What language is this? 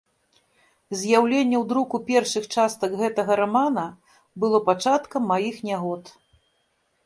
Belarusian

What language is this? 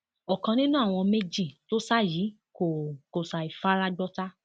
Yoruba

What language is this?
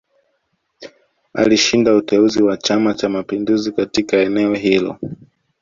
Swahili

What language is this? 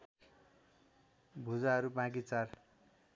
Nepali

